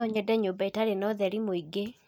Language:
Kikuyu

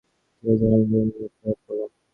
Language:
Bangla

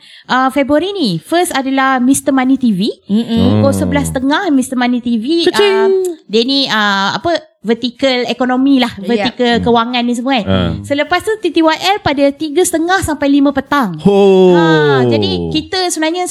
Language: Malay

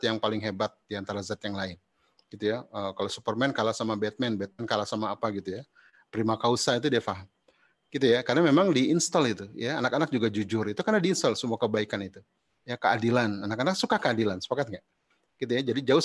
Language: Indonesian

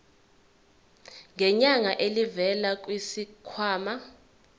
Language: Zulu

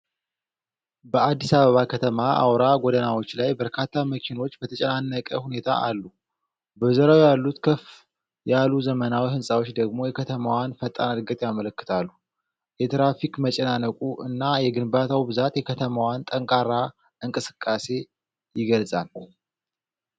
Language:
Amharic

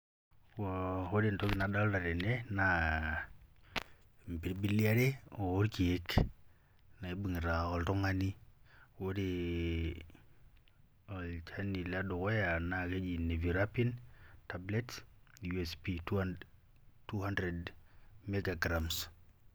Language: Masai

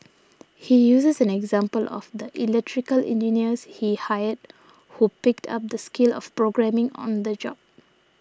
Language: English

